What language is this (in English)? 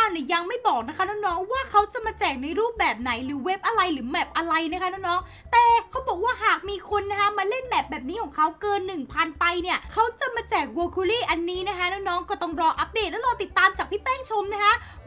Thai